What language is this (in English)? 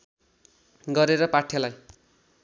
Nepali